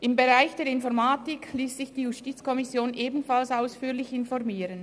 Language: Swiss German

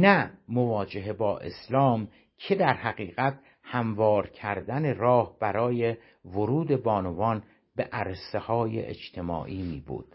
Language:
Persian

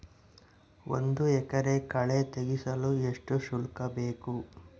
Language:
Kannada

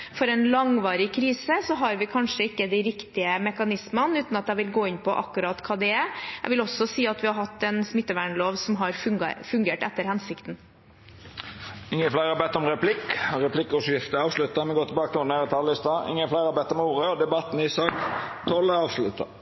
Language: Norwegian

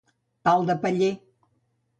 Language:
Catalan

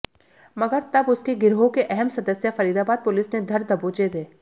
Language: Hindi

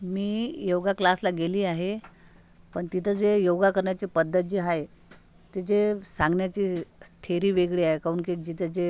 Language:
Marathi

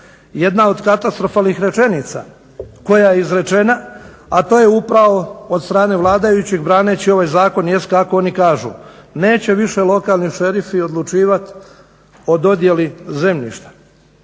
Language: Croatian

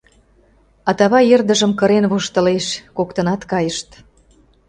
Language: Mari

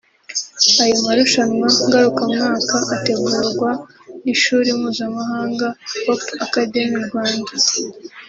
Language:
Kinyarwanda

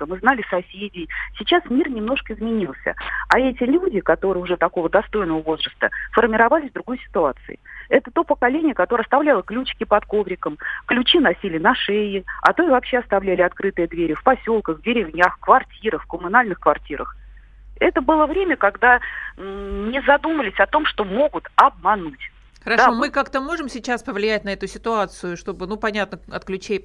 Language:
Russian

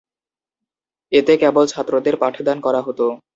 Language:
Bangla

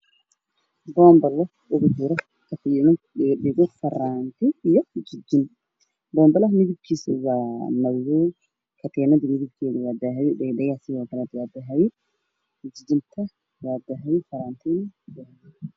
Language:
Somali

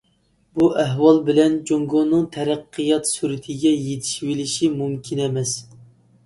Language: Uyghur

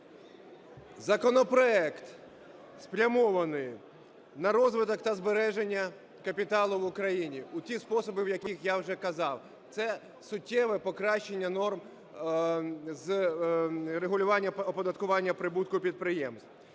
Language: Ukrainian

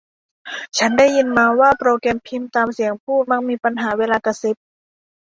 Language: Thai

